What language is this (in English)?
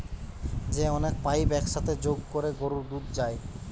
Bangla